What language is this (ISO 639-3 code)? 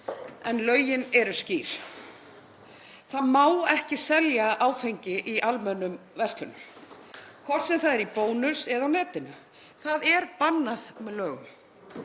isl